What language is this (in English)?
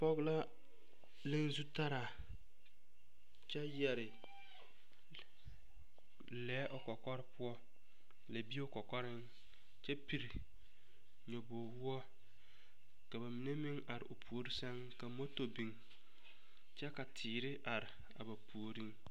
Southern Dagaare